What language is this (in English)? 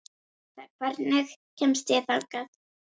Icelandic